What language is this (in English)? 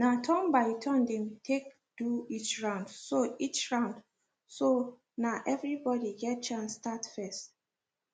Nigerian Pidgin